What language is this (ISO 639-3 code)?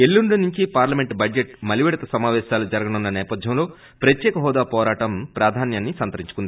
tel